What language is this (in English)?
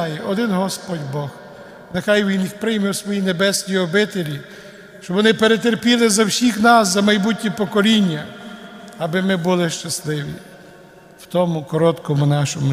Ukrainian